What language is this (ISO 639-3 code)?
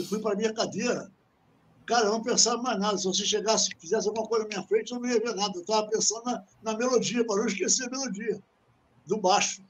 por